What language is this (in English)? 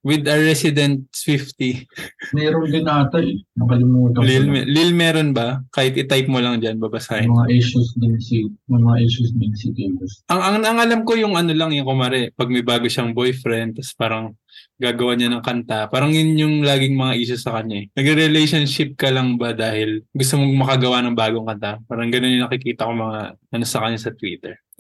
Filipino